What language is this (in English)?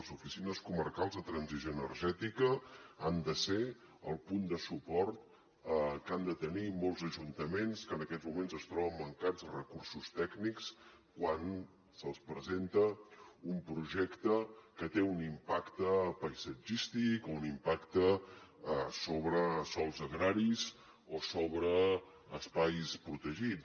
Catalan